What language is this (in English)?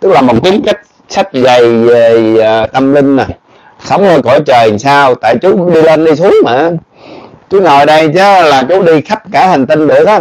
Vietnamese